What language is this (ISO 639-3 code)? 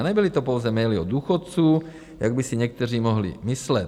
ces